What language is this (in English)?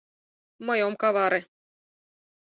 Mari